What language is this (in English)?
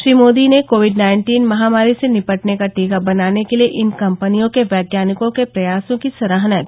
Hindi